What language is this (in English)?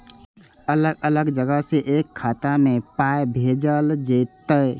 Maithili